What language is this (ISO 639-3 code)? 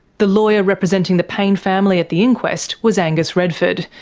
eng